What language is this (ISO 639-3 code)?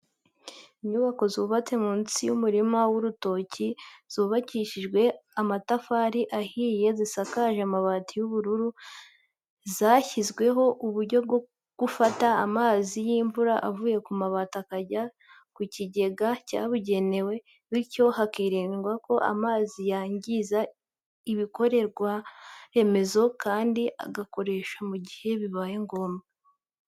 kin